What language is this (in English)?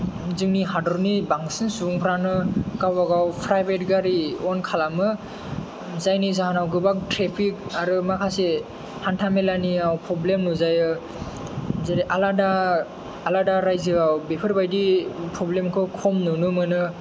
Bodo